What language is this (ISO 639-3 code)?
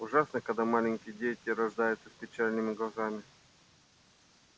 rus